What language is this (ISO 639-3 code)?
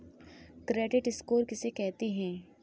hin